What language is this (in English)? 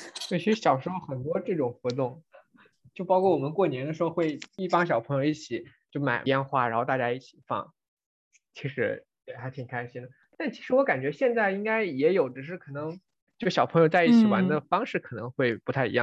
Chinese